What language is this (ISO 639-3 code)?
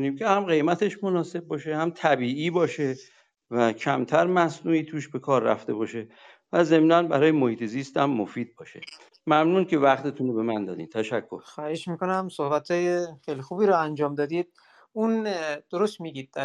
fas